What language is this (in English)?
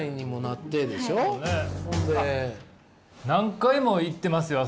Japanese